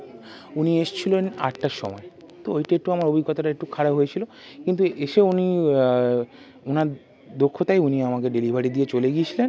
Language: Bangla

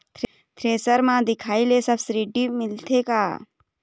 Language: Chhattisgarhi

